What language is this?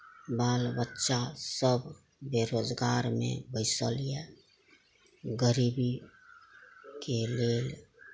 Maithili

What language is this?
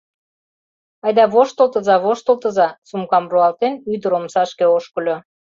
Mari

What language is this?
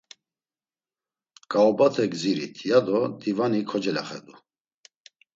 Laz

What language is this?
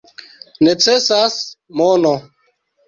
Esperanto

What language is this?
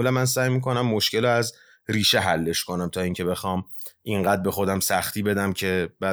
Persian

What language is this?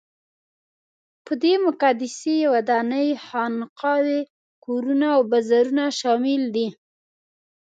Pashto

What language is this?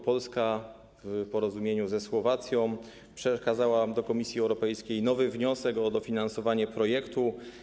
Polish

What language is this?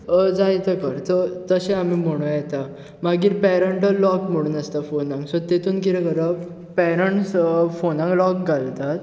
Konkani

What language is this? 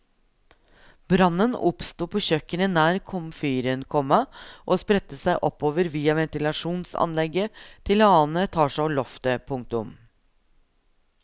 Norwegian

